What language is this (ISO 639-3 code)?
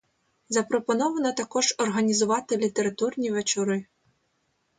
ukr